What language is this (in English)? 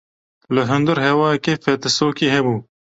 Kurdish